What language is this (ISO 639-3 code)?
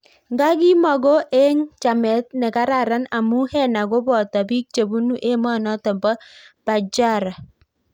kln